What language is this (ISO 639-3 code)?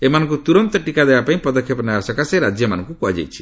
ori